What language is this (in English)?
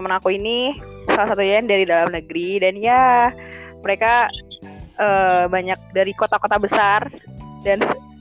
Indonesian